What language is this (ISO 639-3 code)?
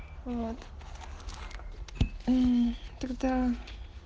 rus